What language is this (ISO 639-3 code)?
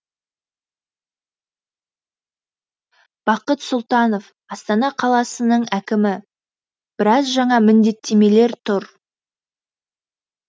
kaz